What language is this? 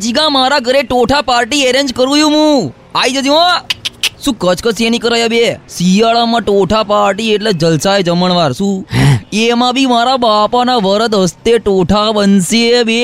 Gujarati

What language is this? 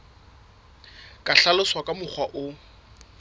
Southern Sotho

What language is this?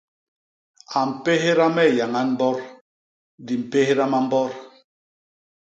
Basaa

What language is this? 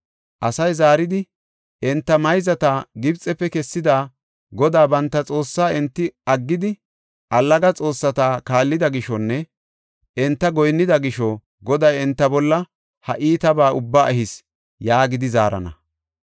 Gofa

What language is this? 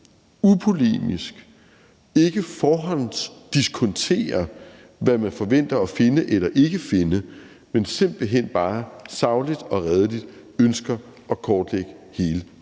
Danish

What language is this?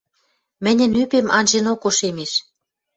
Western Mari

